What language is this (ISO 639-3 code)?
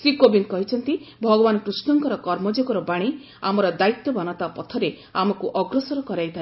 ori